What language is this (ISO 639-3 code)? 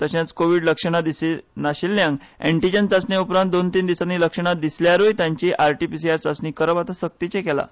kok